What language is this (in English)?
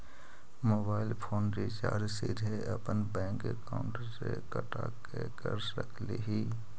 Magahi